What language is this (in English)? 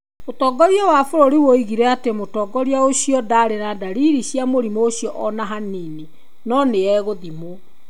Kikuyu